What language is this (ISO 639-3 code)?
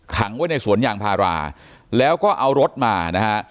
tha